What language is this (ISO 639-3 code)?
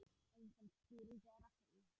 isl